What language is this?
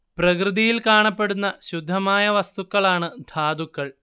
Malayalam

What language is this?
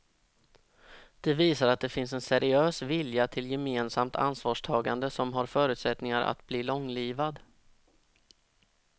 Swedish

